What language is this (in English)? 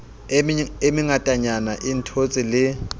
Southern Sotho